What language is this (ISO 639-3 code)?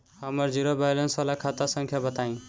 bho